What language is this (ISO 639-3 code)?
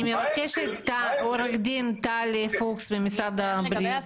heb